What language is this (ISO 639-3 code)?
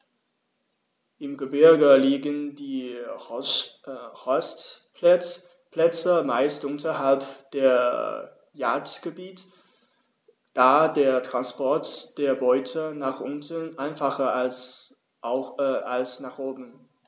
deu